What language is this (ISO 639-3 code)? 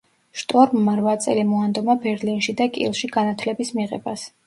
kat